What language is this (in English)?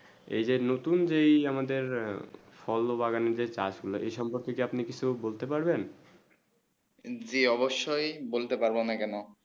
Bangla